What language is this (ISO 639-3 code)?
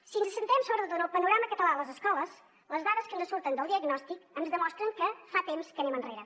cat